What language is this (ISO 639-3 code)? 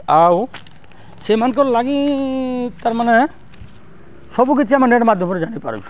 ori